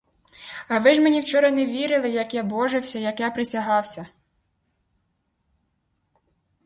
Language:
Ukrainian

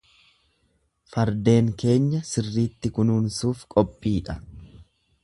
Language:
Oromo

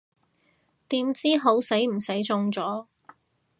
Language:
Cantonese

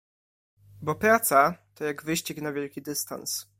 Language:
Polish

